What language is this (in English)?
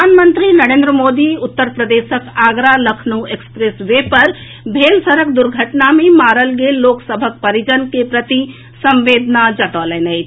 Maithili